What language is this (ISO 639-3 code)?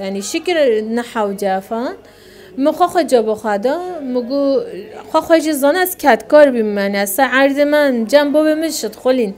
ara